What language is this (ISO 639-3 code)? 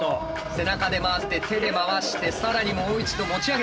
jpn